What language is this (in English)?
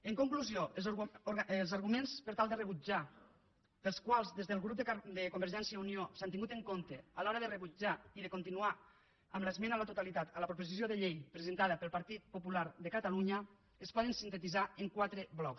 Catalan